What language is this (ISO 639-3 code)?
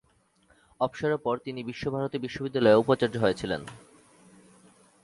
ben